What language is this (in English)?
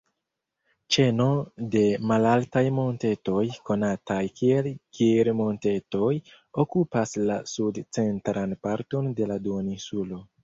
Esperanto